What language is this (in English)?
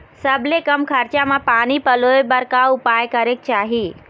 Chhattisgarhi